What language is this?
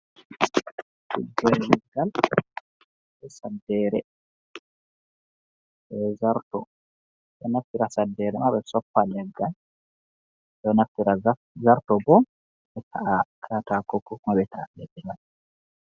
Fula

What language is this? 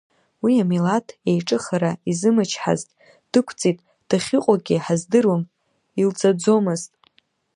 Abkhazian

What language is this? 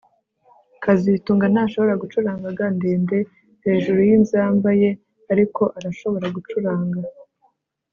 Kinyarwanda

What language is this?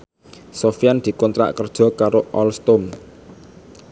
Javanese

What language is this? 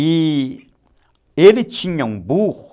Portuguese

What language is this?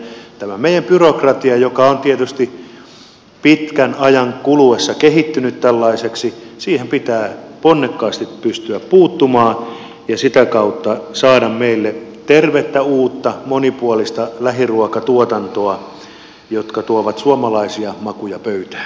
Finnish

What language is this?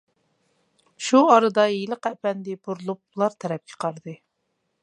Uyghur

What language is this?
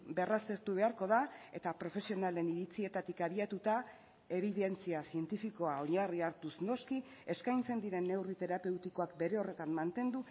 Basque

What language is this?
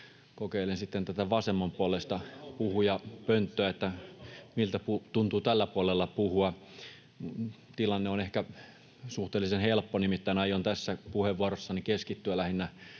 Finnish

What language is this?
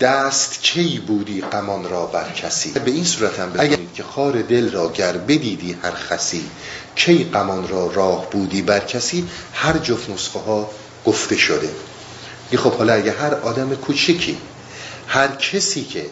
Persian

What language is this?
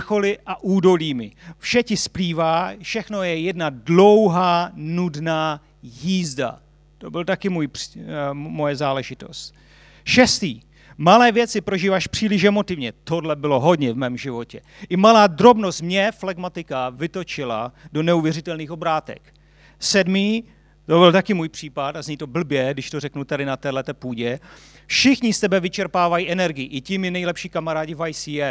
Czech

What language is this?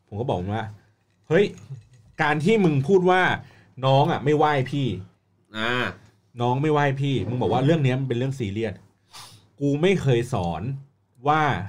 Thai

